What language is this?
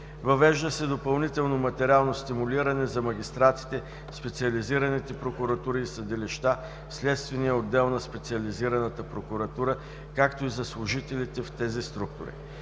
Bulgarian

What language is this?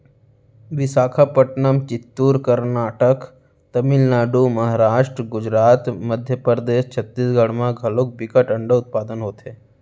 Chhattisgarhi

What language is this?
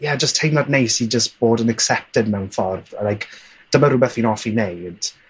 Welsh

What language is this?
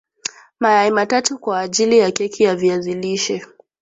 Swahili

